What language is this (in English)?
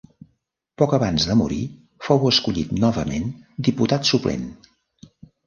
Catalan